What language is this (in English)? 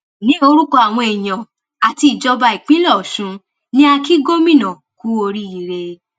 Yoruba